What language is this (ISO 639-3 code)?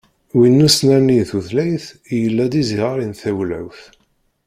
kab